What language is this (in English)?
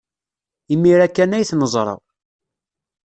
Kabyle